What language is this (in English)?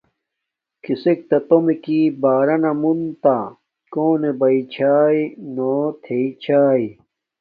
Domaaki